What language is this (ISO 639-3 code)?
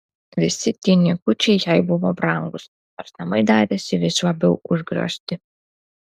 lit